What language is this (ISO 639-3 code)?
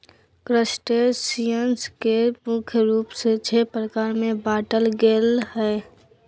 mag